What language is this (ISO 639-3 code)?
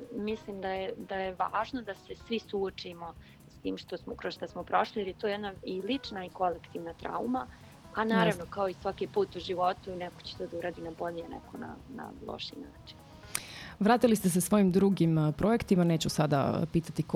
hrv